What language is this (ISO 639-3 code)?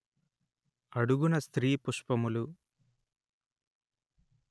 tel